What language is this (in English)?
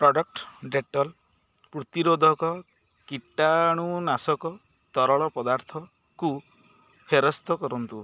Odia